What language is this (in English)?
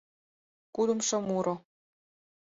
Mari